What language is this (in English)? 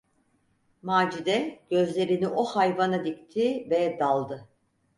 Turkish